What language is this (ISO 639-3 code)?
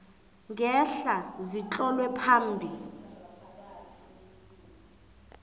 nbl